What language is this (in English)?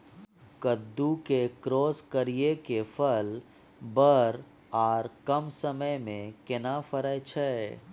Maithili